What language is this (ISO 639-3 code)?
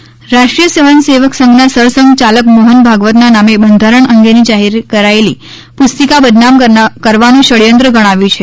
guj